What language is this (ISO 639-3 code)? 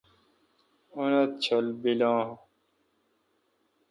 xka